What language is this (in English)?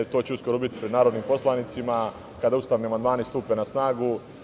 Serbian